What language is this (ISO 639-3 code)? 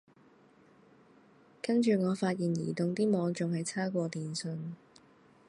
yue